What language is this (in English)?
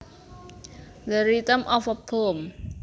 Javanese